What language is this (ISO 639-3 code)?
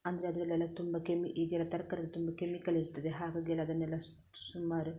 kan